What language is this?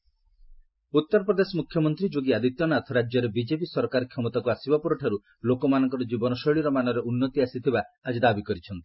Odia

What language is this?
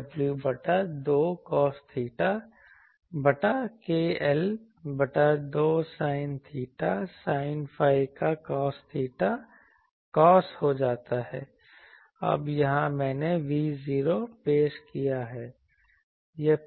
Hindi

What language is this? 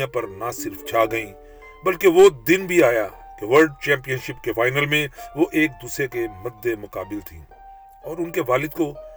Urdu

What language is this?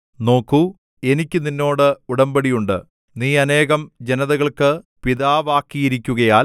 Malayalam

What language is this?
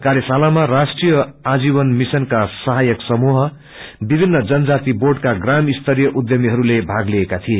Nepali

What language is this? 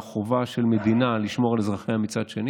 Hebrew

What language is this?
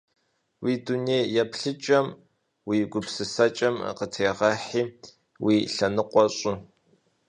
Kabardian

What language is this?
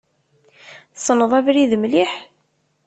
Kabyle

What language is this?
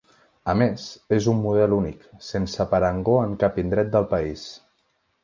Catalan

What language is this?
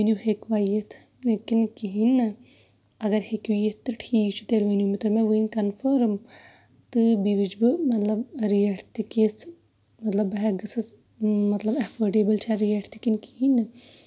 Kashmiri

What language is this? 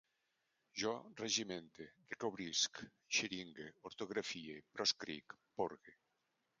Catalan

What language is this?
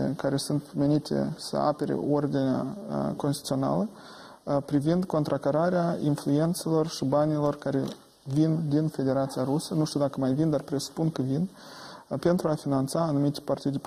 Romanian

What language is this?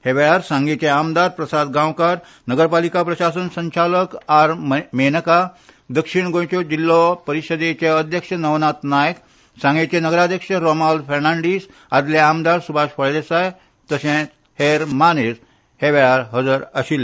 Konkani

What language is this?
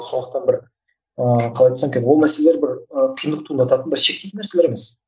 Kazakh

